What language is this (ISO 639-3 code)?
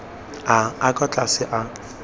tsn